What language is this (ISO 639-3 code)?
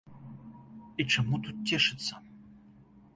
bel